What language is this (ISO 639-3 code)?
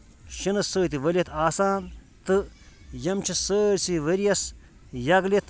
kas